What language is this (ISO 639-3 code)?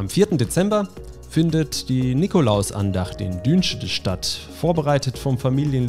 deu